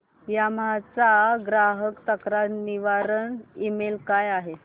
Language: Marathi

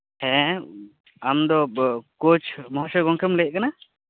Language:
Santali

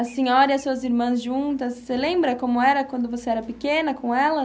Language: Portuguese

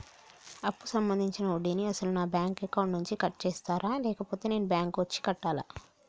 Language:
Telugu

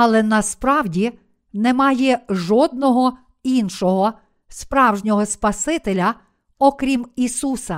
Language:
Ukrainian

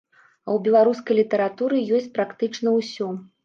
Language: Belarusian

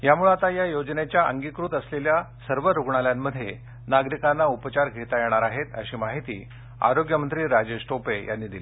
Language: Marathi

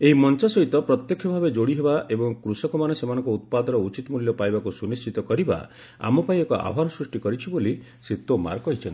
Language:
Odia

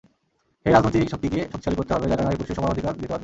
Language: Bangla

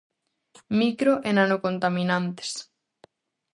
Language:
Galician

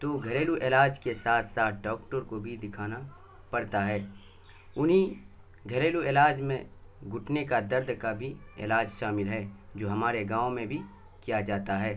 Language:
Urdu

